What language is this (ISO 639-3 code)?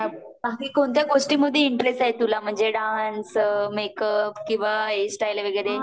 mar